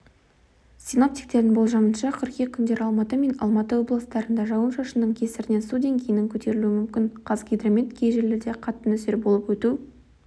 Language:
Kazakh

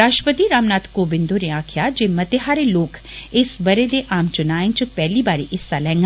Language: Dogri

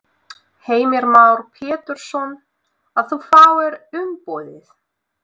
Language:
Icelandic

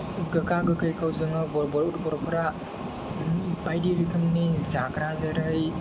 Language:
Bodo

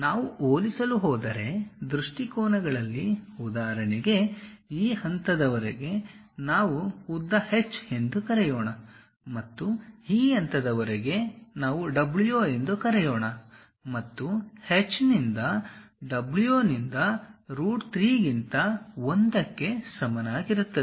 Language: Kannada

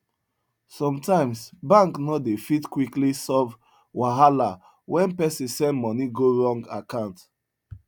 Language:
Nigerian Pidgin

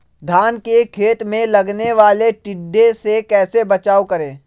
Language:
Magahi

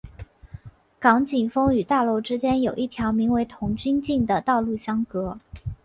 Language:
Chinese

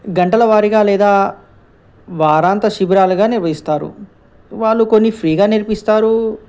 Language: Telugu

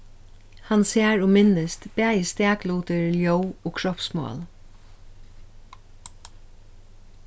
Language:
Faroese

